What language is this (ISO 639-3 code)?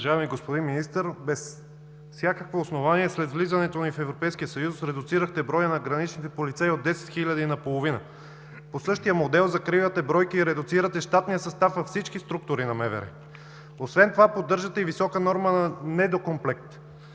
bul